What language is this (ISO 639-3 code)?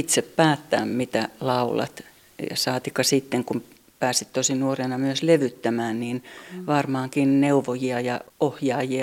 fin